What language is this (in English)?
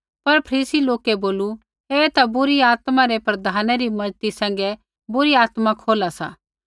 Kullu Pahari